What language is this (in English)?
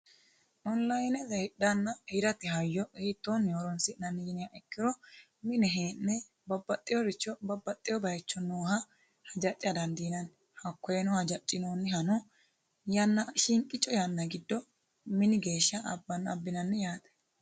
Sidamo